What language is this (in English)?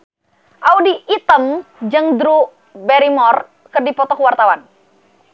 Sundanese